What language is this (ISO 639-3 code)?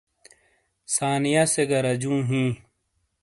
scl